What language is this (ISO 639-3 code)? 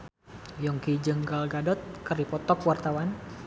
sun